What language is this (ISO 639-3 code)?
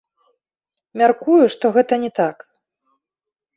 bel